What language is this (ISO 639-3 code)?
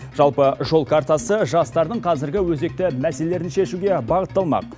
kaz